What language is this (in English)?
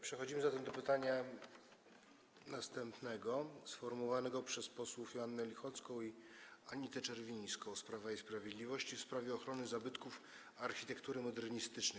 Polish